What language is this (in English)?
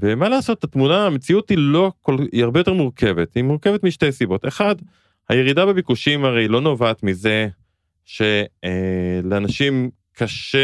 Hebrew